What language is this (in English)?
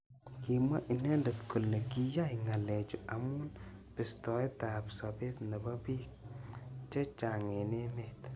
Kalenjin